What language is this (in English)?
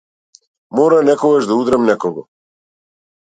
Macedonian